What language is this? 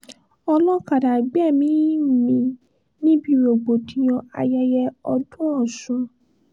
Yoruba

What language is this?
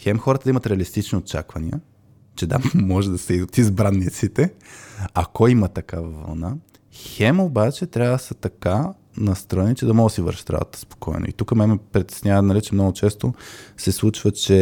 Bulgarian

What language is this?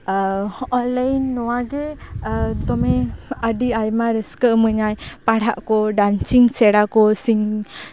Santali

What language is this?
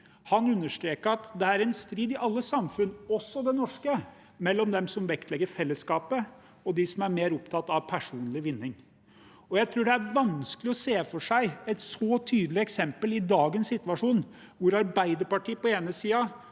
Norwegian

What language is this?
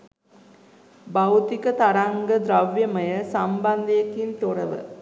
Sinhala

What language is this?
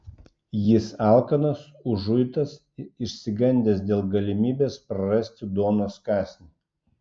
Lithuanian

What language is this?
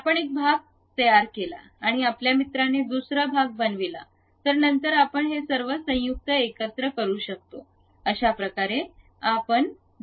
Marathi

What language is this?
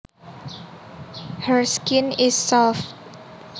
Javanese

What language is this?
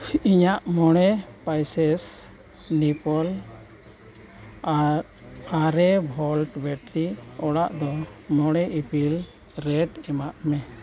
Santali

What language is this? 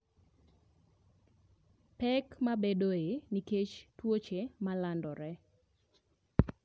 Luo (Kenya and Tanzania)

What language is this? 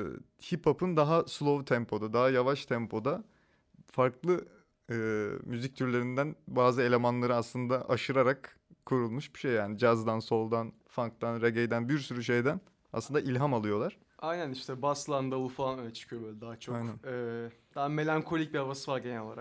Turkish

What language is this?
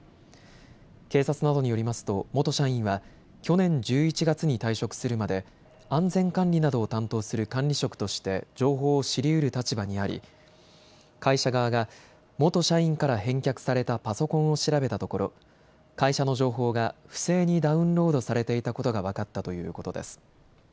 Japanese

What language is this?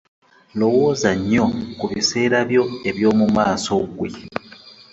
Ganda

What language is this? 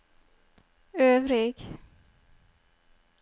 Norwegian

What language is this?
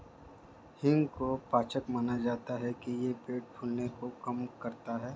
Hindi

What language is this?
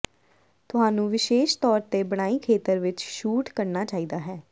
Punjabi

